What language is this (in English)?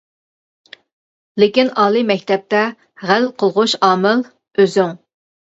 Uyghur